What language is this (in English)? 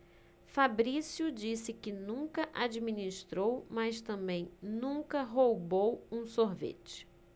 Portuguese